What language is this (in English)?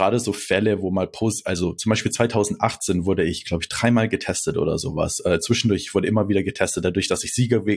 German